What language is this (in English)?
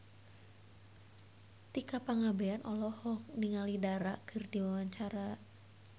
Sundanese